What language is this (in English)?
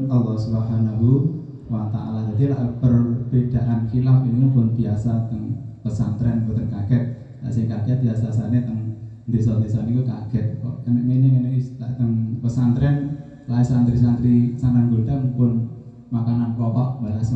Indonesian